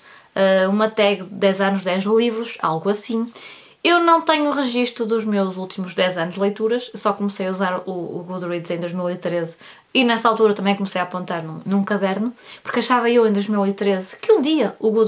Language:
Portuguese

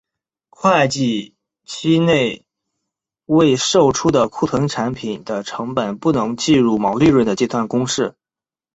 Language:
Chinese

